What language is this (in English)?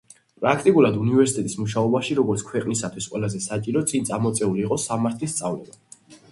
Georgian